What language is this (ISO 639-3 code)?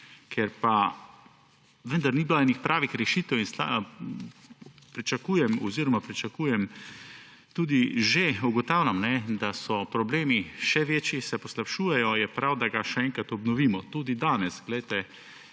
slv